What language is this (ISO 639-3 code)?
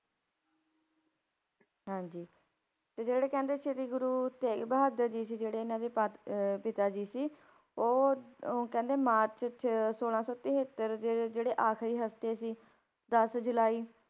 pan